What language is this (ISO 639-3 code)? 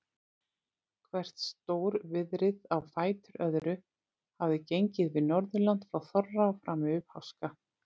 isl